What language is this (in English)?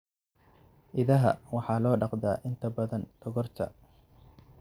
Somali